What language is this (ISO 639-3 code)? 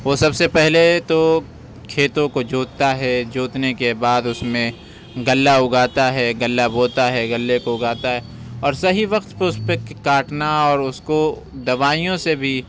urd